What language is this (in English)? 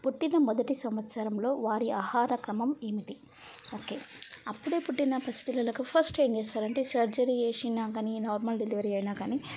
Telugu